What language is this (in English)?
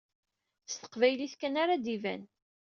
Kabyle